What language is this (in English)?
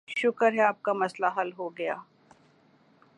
Urdu